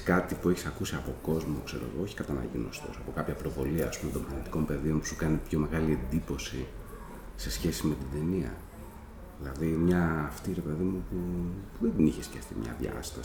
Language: Greek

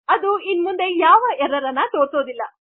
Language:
Kannada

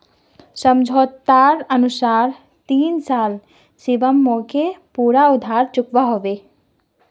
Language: Magahi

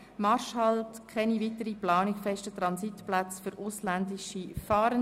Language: Swiss German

